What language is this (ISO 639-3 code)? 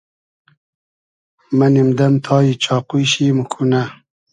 haz